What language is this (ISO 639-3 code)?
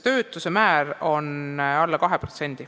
est